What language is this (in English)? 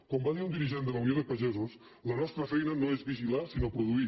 Catalan